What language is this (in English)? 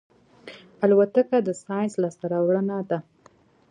Pashto